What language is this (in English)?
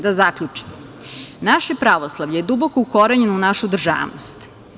Serbian